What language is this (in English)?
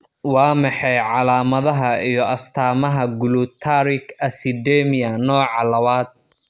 Somali